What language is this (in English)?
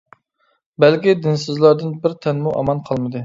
Uyghur